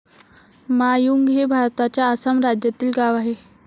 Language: Marathi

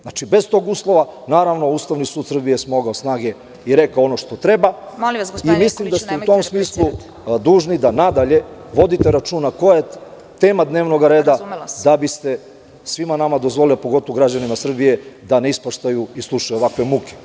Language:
Serbian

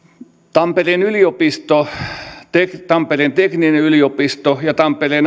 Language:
Finnish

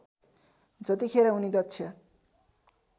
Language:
Nepali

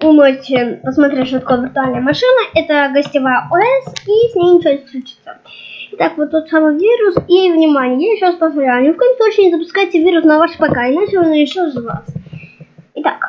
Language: Russian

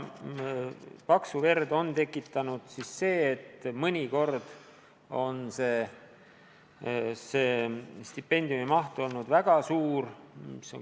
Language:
Estonian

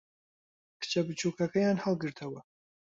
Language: Central Kurdish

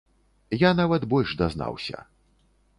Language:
Belarusian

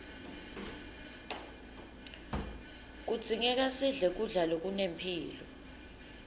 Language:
Swati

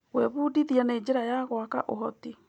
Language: Kikuyu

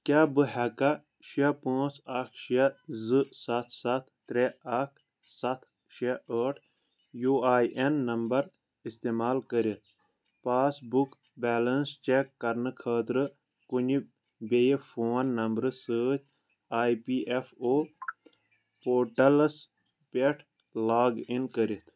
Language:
Kashmiri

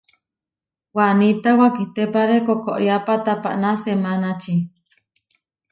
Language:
Huarijio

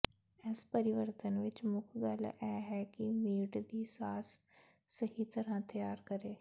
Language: Punjabi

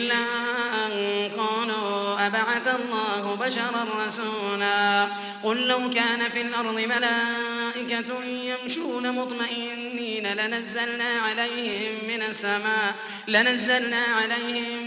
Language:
Arabic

